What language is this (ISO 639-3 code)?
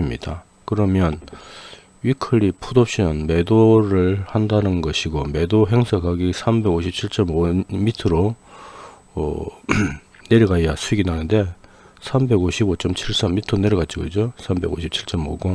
kor